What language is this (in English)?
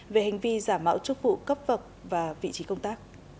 Vietnamese